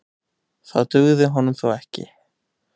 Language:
Icelandic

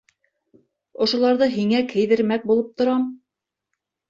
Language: Bashkir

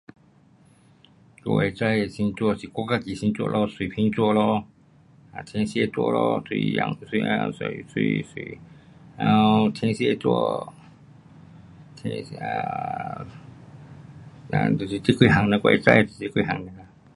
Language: Pu-Xian Chinese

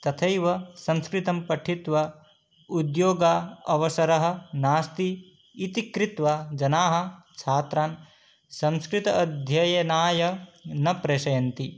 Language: Sanskrit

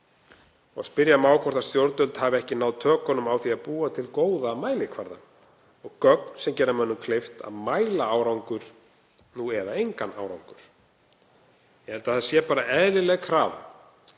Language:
Icelandic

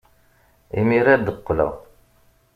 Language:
Kabyle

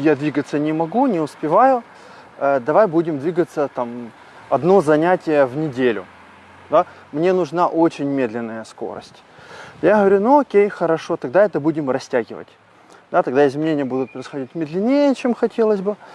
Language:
Russian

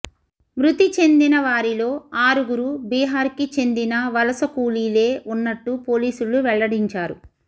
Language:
Telugu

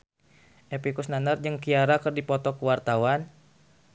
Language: Sundanese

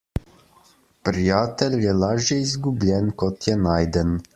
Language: Slovenian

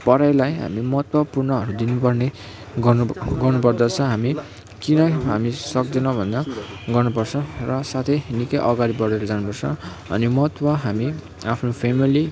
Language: Nepali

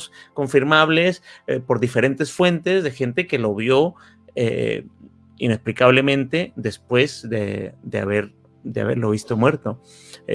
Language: Spanish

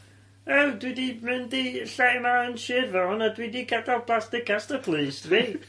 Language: Welsh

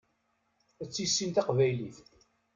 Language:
Kabyle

